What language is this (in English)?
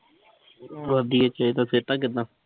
Punjabi